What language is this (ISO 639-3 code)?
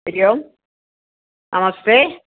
san